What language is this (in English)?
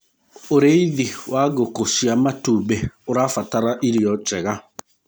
Kikuyu